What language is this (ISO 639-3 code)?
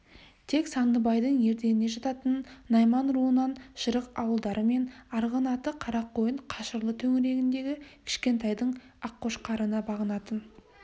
kaz